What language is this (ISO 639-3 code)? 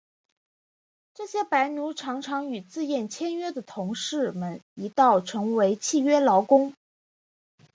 zho